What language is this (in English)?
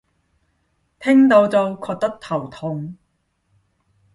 Cantonese